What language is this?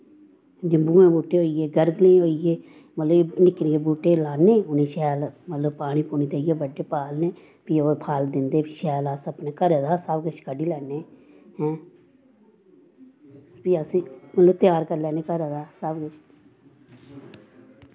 Dogri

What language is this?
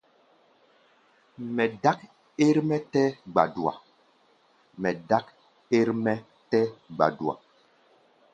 Gbaya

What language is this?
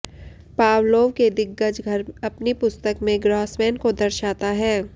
Hindi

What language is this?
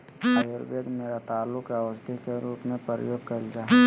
Magahi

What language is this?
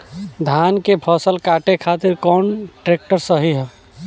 Bhojpuri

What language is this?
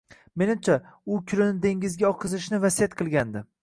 Uzbek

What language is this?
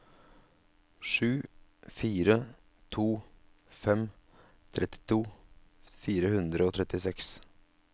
Norwegian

